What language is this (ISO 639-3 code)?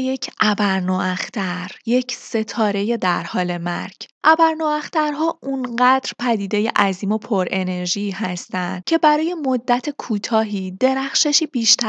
fas